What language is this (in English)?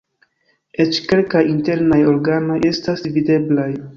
Esperanto